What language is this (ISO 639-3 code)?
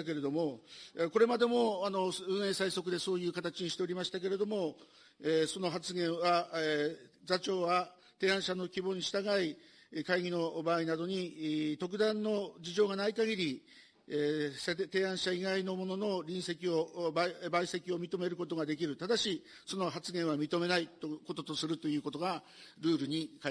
jpn